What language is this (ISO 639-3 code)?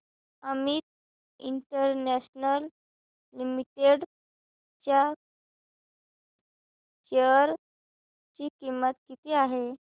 mar